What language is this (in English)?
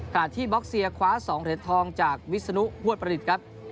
Thai